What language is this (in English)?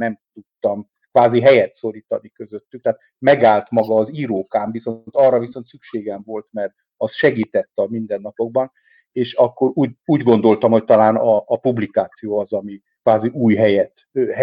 Hungarian